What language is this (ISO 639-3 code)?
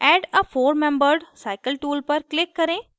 hin